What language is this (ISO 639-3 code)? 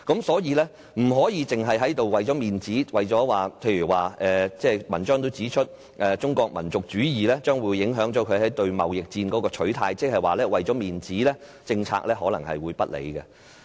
yue